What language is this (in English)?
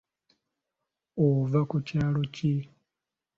Ganda